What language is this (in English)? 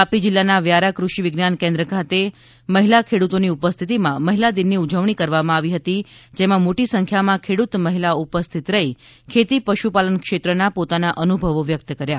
Gujarati